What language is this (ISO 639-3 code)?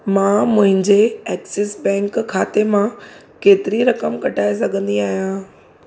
snd